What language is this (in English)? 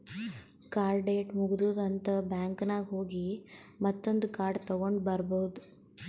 Kannada